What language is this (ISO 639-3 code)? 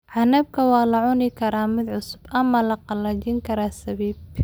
som